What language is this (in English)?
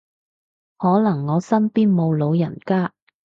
Cantonese